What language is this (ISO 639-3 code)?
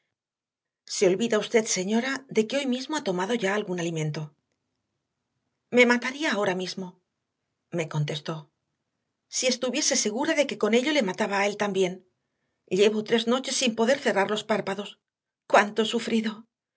spa